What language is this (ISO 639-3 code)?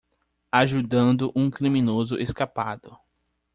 por